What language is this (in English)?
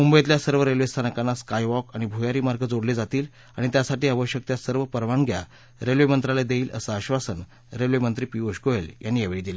Marathi